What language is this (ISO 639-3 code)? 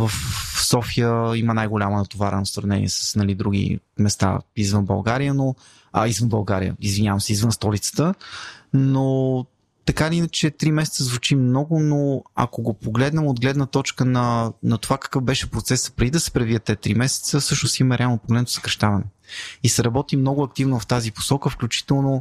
bul